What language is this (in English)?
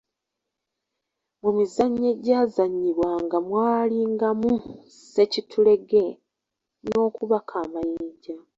Ganda